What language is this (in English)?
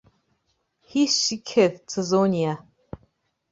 Bashkir